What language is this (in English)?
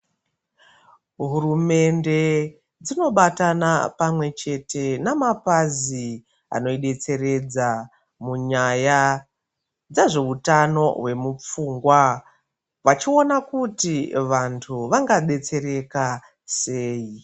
Ndau